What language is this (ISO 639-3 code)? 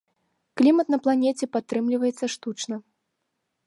bel